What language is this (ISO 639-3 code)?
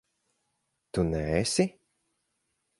lav